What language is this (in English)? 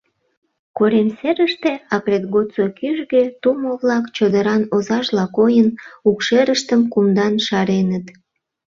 Mari